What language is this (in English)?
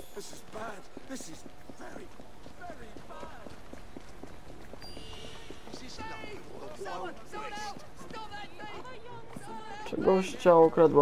Polish